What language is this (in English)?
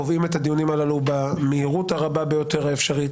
Hebrew